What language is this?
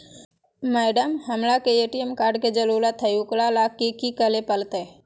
Magahi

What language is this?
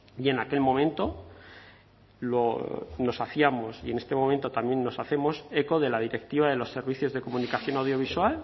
Spanish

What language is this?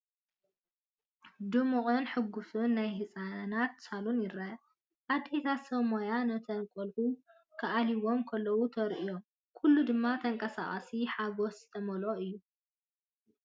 Tigrinya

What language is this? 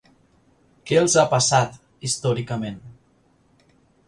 Catalan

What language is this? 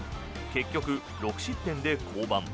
Japanese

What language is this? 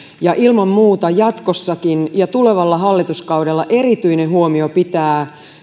Finnish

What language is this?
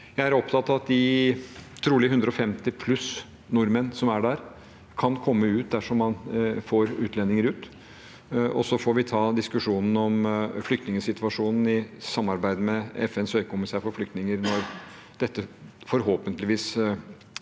Norwegian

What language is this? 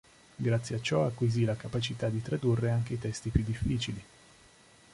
Italian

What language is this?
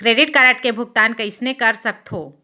Chhattisgarhi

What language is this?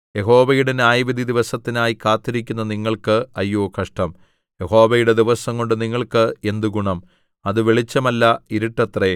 Malayalam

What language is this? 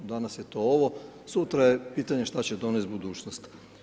Croatian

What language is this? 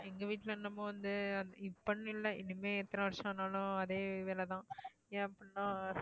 Tamil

